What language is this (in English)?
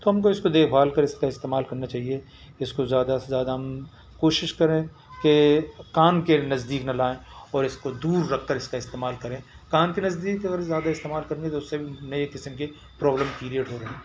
Urdu